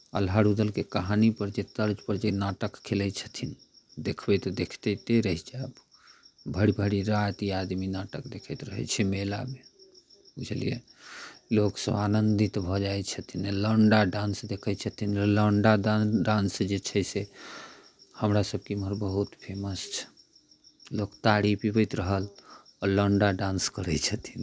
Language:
Maithili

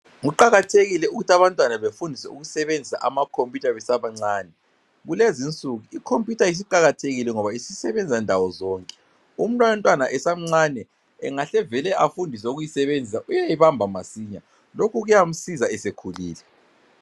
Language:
North Ndebele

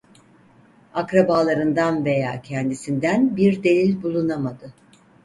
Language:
Turkish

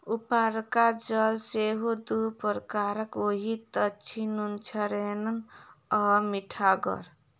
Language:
Maithili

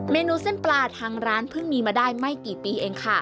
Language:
Thai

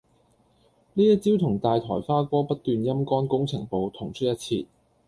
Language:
Cantonese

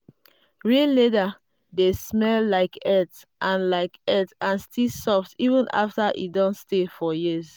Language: Nigerian Pidgin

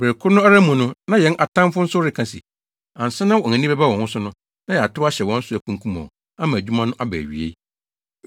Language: Akan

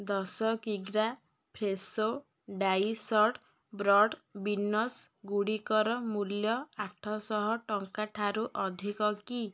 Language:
Odia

